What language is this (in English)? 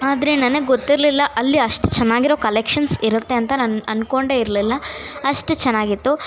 Kannada